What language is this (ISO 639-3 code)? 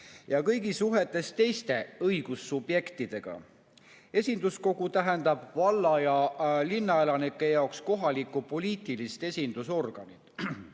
est